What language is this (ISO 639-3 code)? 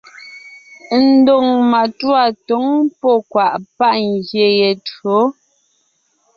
nnh